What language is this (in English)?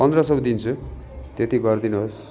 Nepali